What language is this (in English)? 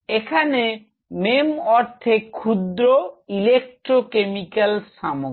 Bangla